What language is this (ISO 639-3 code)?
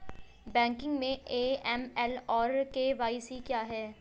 hin